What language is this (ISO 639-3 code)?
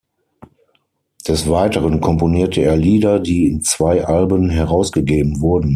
deu